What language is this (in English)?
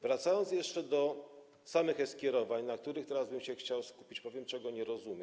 Polish